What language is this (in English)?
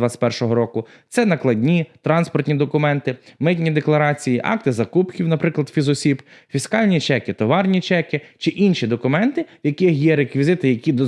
Ukrainian